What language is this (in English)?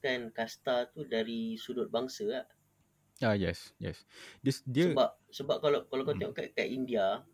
Malay